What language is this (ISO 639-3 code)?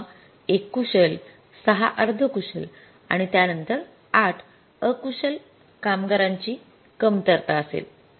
mar